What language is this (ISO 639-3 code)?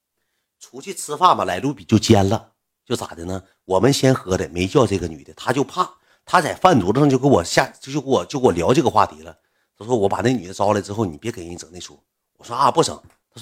zho